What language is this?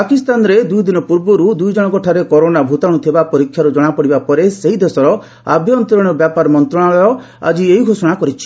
Odia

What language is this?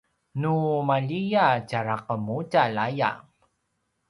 Paiwan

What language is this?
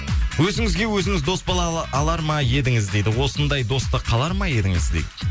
Kazakh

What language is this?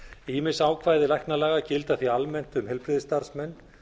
Icelandic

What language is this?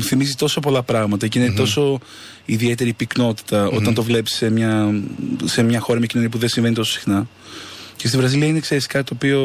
Greek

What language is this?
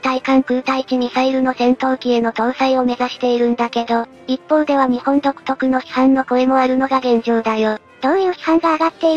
Japanese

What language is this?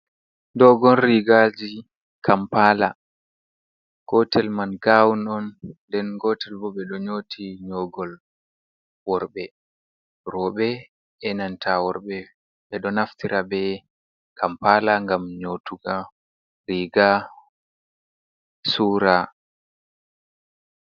Fula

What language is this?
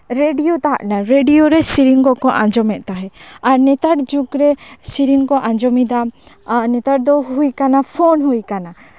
Santali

